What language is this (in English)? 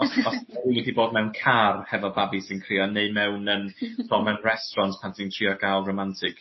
Welsh